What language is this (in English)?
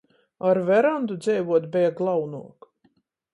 Latgalian